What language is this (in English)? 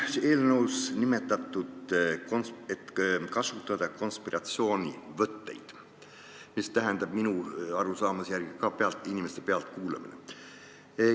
Estonian